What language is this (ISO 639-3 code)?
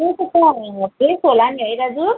nep